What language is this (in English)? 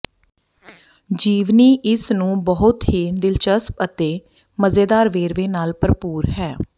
Punjabi